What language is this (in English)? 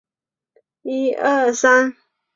Chinese